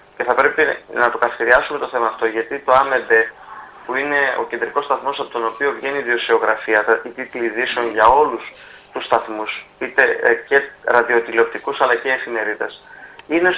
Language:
Greek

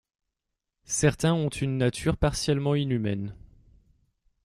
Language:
French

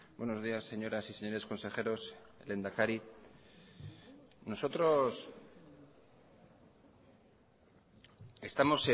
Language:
Spanish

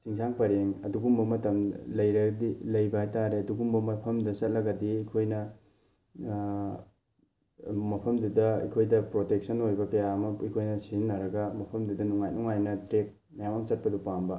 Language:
Manipuri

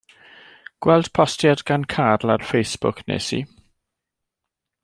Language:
Welsh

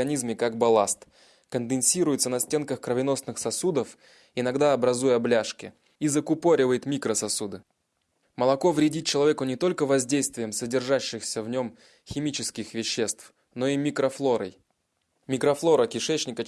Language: Russian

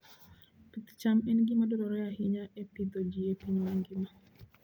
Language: Luo (Kenya and Tanzania)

